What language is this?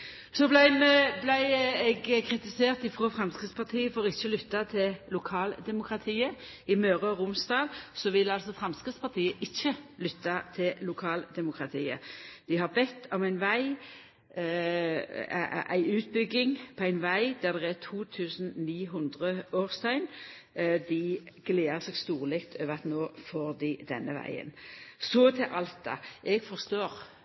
Norwegian Nynorsk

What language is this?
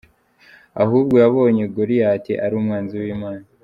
Kinyarwanda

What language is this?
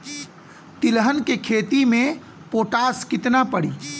Bhojpuri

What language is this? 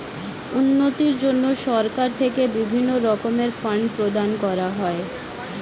Bangla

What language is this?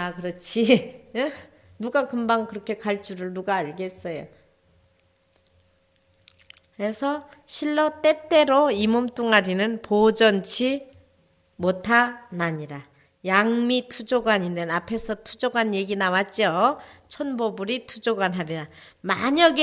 Korean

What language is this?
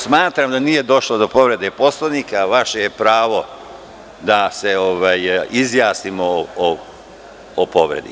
Serbian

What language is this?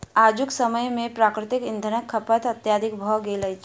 Maithili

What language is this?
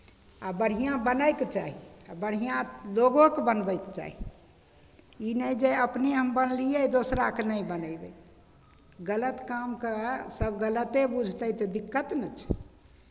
Maithili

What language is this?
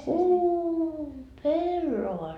Finnish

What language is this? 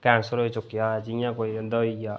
Dogri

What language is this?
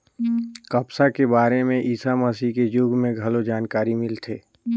Chhattisgarhi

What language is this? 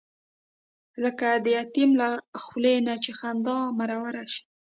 Pashto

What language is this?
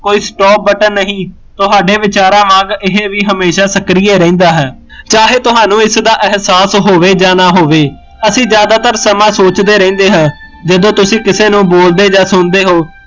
Punjabi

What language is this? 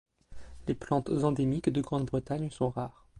French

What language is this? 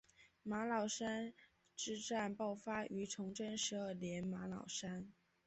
Chinese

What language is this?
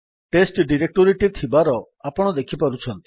Odia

